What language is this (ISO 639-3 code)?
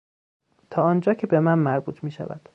fas